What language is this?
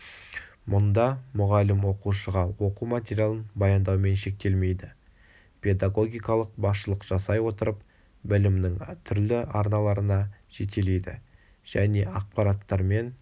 Kazakh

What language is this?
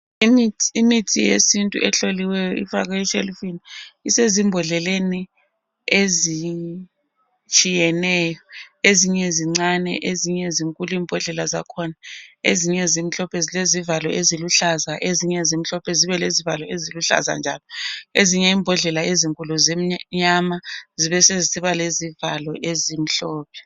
North Ndebele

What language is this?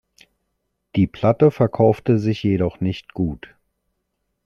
German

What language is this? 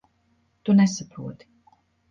Latvian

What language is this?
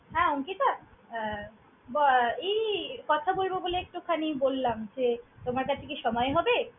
Bangla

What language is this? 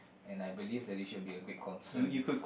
English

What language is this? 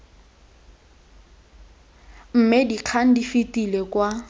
Tswana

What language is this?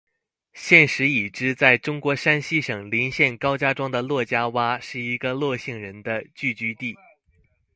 Chinese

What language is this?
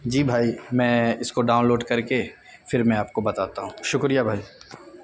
Urdu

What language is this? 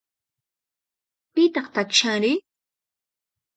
Puno Quechua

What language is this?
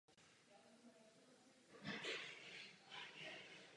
Czech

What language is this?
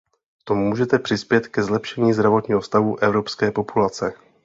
Czech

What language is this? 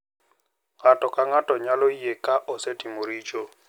Luo (Kenya and Tanzania)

